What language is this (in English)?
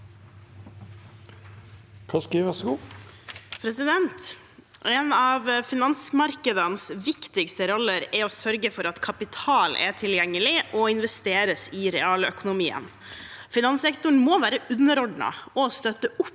Norwegian